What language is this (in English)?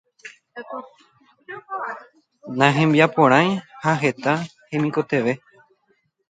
Guarani